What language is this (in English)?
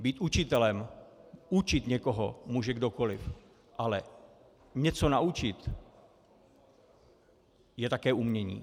Czech